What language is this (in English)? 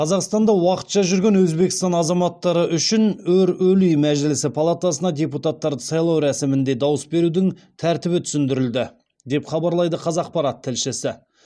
Kazakh